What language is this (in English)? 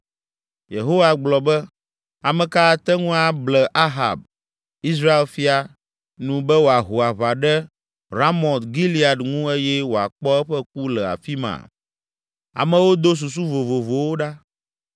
Ewe